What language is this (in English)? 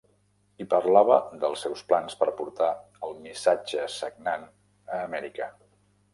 Catalan